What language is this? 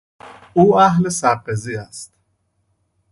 Persian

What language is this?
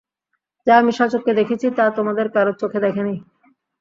Bangla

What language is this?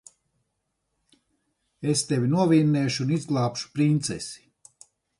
Latvian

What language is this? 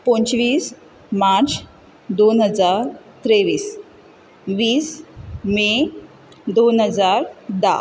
Konkani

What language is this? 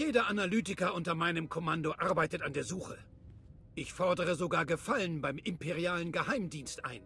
German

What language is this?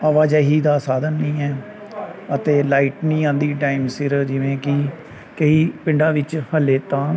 Punjabi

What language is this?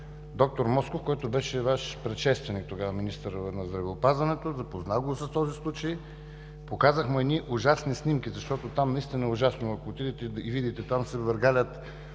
Bulgarian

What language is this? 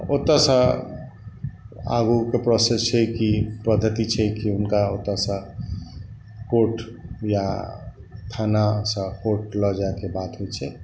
Maithili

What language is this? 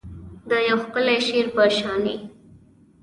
Pashto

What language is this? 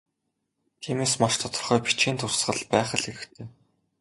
Mongolian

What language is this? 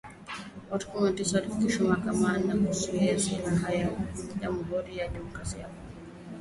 Swahili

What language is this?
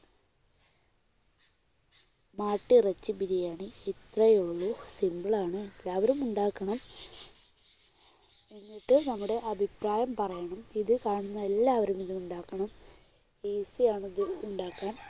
Malayalam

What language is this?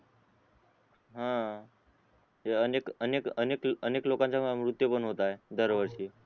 Marathi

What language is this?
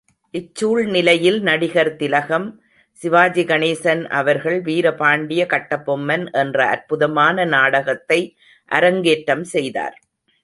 Tamil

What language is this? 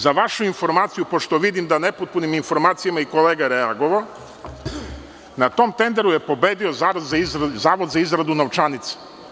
Serbian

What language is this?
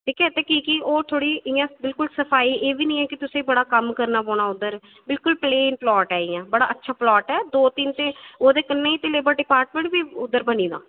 Dogri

